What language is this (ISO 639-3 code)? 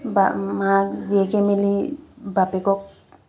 asm